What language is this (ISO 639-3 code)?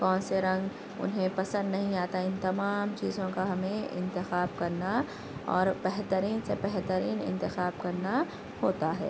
urd